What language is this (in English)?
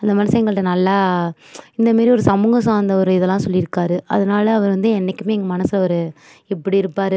Tamil